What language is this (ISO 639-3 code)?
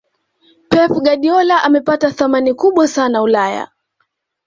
swa